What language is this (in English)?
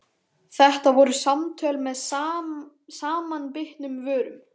Icelandic